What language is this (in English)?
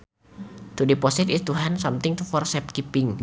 Sundanese